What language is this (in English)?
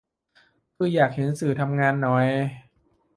Thai